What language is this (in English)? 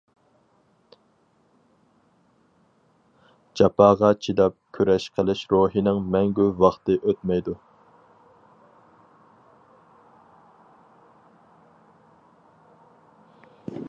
Uyghur